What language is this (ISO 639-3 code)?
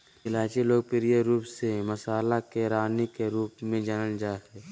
mag